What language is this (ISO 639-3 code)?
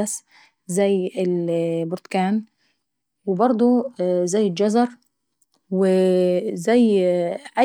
aec